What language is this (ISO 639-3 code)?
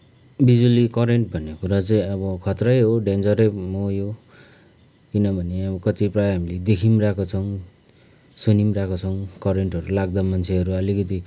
nep